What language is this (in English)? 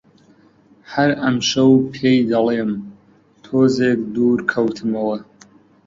Central Kurdish